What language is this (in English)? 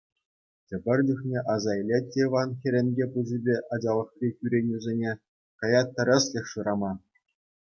Chuvash